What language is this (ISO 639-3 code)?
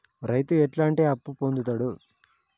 tel